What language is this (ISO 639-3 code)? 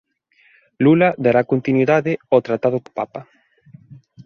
glg